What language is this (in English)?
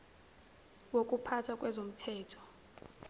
Zulu